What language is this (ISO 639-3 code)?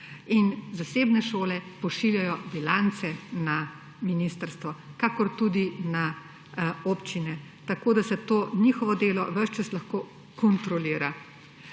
slv